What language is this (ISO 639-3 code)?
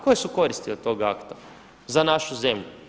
hrv